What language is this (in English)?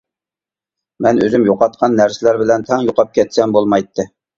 Uyghur